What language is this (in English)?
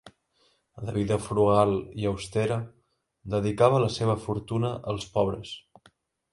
Catalan